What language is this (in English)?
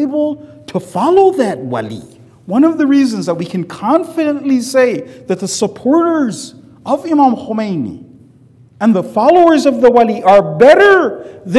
English